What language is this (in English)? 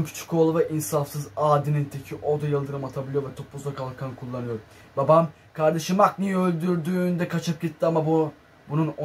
Turkish